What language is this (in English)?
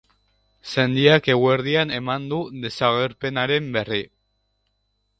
Basque